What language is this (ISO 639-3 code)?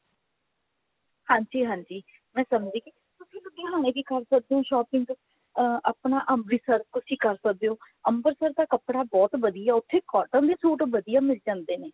pan